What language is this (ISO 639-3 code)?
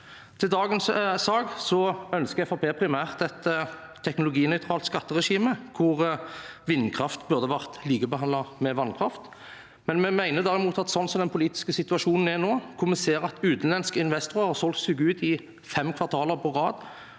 nor